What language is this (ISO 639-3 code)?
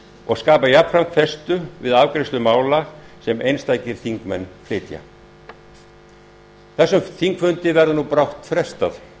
isl